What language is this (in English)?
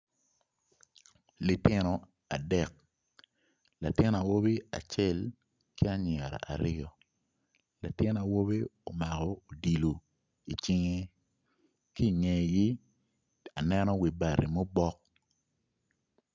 Acoli